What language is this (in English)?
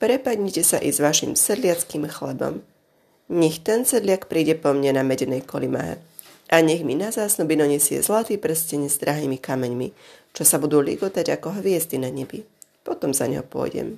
Slovak